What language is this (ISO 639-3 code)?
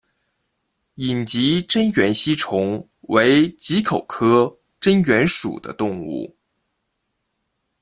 zho